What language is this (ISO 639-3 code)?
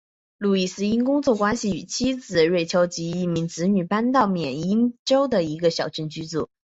zho